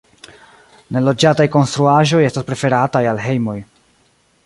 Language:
Esperanto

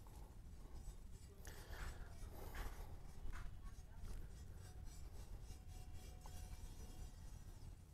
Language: Vietnamese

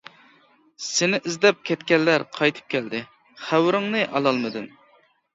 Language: Uyghur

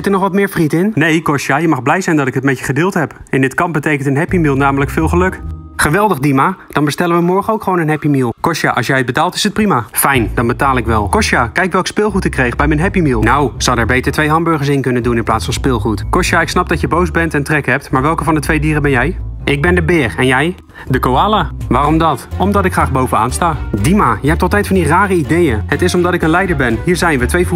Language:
Dutch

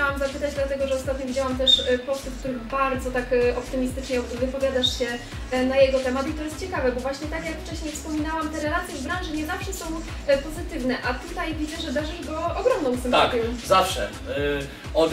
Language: Polish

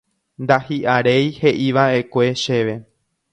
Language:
Guarani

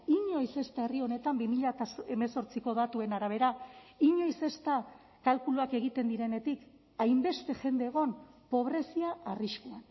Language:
Basque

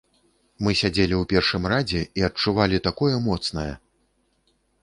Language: Belarusian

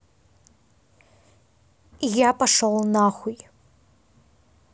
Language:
Russian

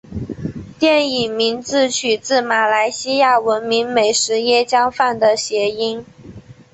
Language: Chinese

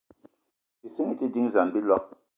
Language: Eton (Cameroon)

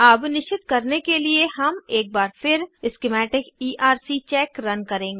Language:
Hindi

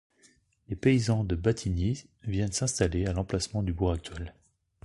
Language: French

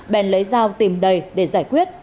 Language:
Vietnamese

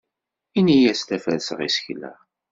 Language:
Kabyle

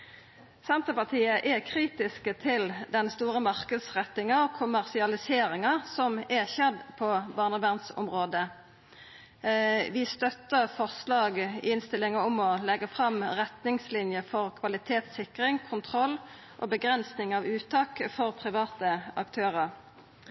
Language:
Norwegian Nynorsk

